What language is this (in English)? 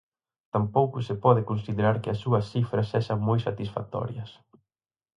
Galician